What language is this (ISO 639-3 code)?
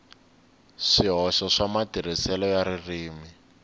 tso